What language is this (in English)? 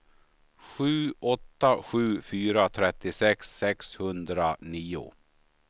Swedish